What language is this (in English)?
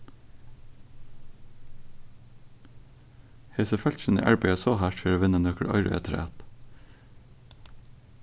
Faroese